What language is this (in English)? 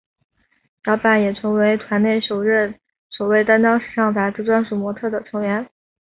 Chinese